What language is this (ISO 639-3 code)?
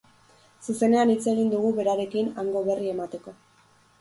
eus